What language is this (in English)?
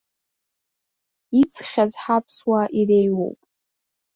Abkhazian